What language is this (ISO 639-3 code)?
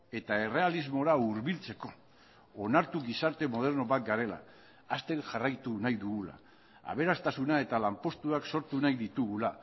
eus